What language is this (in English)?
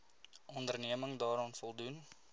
Afrikaans